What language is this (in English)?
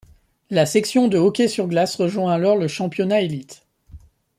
French